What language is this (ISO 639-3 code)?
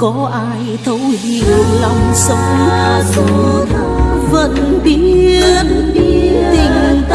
vie